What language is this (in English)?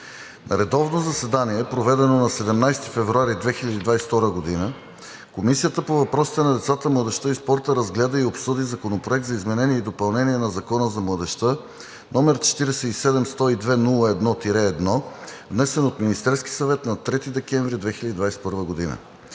Bulgarian